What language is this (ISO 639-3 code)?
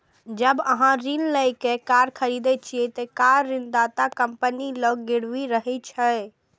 mai